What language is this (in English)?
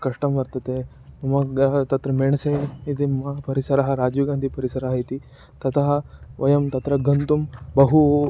Sanskrit